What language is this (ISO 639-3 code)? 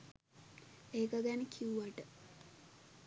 sin